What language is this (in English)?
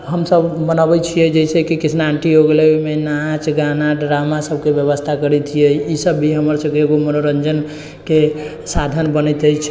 Maithili